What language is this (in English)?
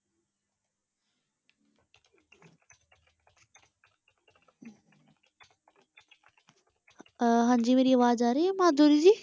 Punjabi